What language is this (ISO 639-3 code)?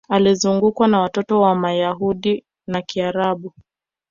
swa